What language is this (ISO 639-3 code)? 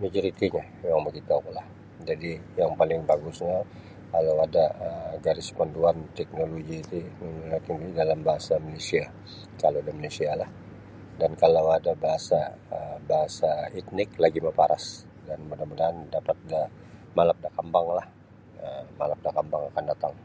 bsy